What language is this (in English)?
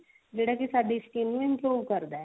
Punjabi